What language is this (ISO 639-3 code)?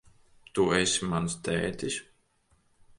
lav